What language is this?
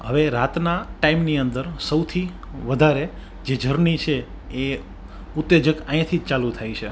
Gujarati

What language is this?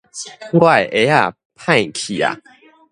Min Nan Chinese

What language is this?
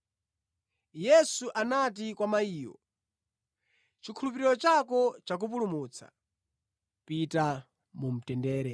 Nyanja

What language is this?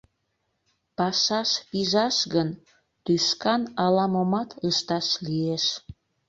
Mari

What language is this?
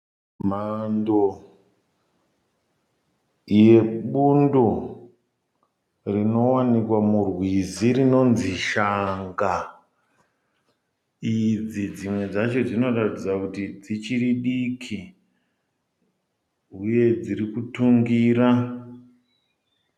Shona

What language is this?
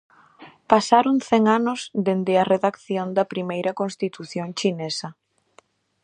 Galician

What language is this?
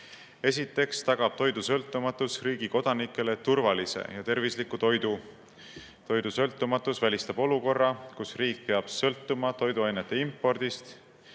Estonian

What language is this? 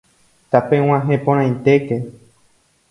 Guarani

